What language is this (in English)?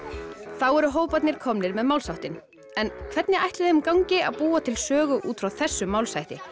Icelandic